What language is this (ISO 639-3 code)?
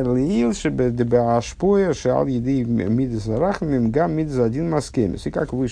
rus